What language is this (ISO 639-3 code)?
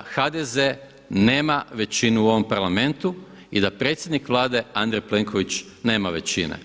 hrv